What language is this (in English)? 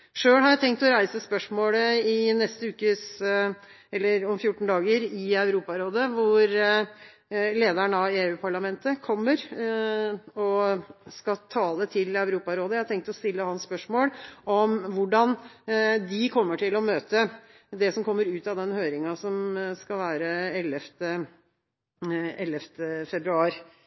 Norwegian Bokmål